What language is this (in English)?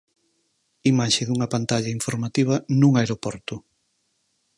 Galician